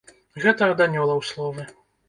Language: Belarusian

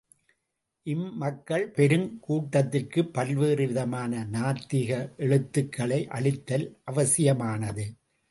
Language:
Tamil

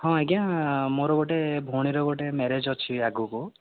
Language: Odia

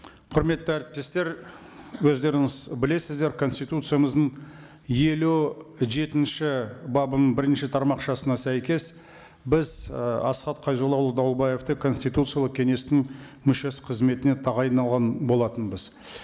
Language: Kazakh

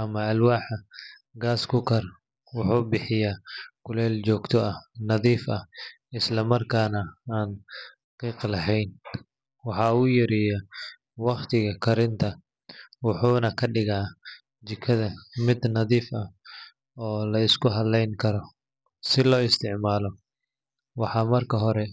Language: Somali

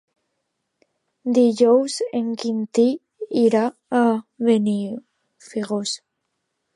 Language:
Catalan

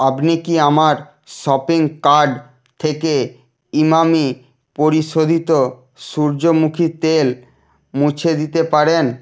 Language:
Bangla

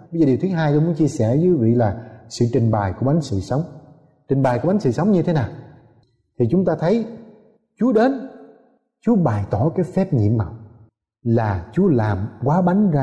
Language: Vietnamese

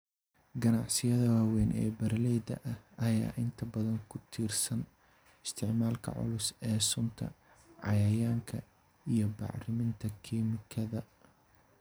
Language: Somali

